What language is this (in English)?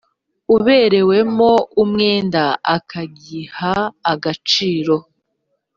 Kinyarwanda